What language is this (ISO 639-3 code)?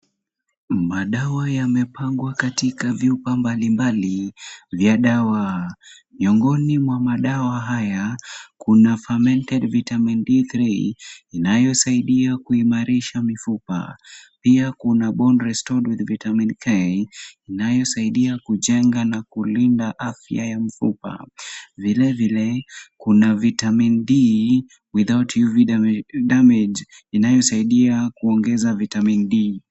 swa